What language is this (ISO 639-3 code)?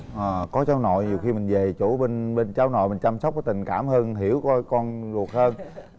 vie